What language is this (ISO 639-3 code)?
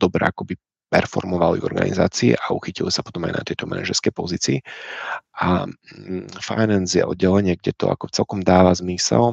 ces